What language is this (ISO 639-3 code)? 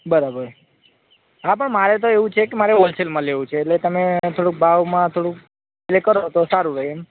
guj